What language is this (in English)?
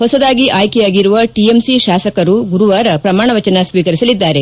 Kannada